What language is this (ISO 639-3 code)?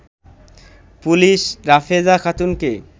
ben